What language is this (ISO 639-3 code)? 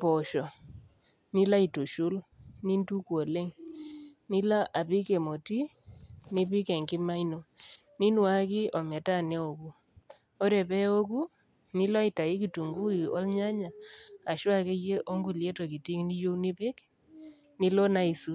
mas